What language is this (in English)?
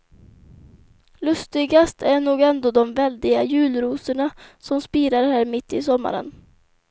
Swedish